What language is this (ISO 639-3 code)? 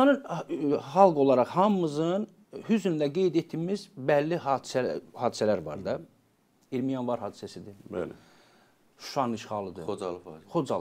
tur